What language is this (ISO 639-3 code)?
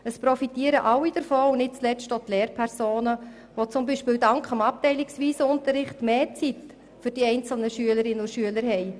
gsw